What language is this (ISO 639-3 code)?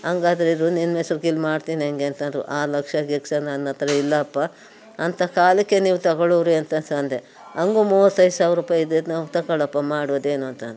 kan